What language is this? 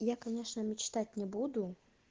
Russian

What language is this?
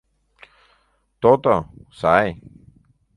Mari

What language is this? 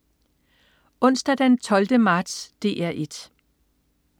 Danish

